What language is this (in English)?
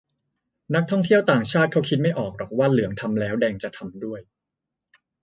Thai